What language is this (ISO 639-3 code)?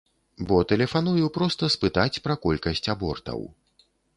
bel